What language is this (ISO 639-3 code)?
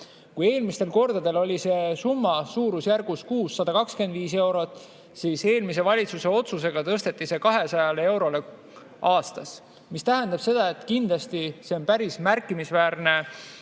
est